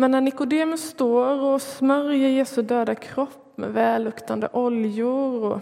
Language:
Swedish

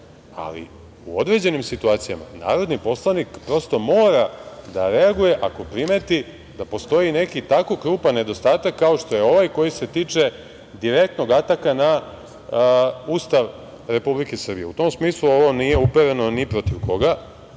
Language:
Serbian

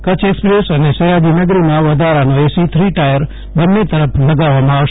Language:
Gujarati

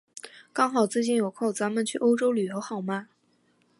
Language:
Chinese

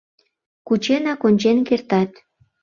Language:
Mari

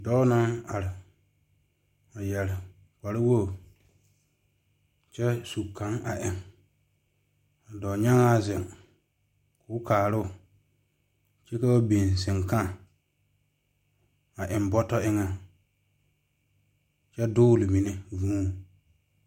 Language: Southern Dagaare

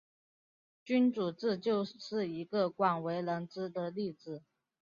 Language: Chinese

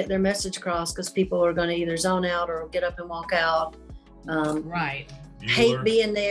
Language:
English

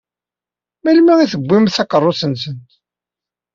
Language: Kabyle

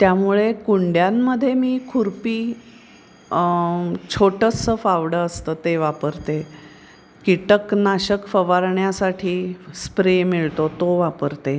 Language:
Marathi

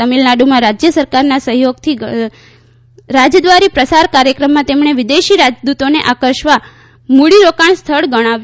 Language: Gujarati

